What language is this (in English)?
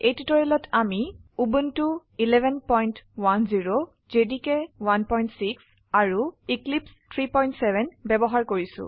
Assamese